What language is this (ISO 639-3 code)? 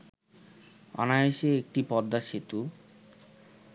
ben